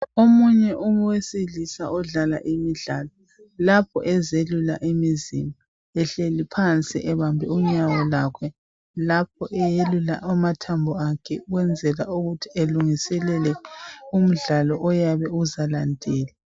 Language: North Ndebele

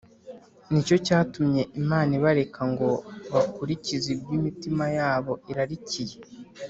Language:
Kinyarwanda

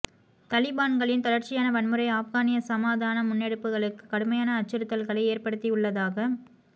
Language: Tamil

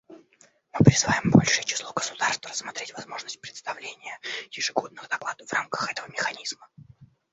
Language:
Russian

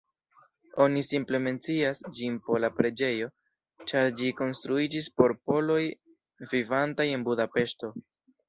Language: Esperanto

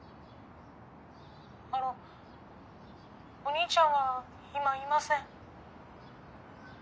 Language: Japanese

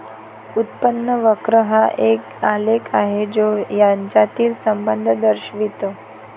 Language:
Marathi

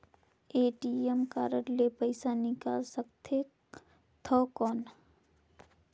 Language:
Chhattisgarhi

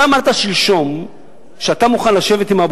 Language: Hebrew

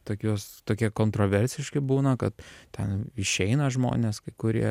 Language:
Lithuanian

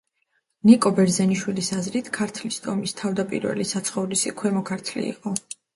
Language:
Georgian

